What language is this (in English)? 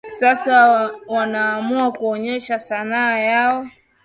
Swahili